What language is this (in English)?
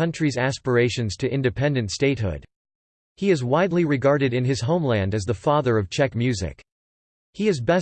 English